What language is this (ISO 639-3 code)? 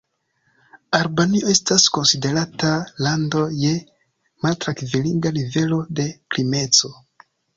epo